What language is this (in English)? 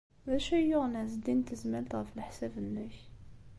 Kabyle